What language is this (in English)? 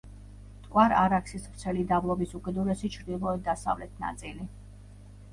Georgian